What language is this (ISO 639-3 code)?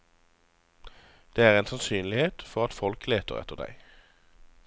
nor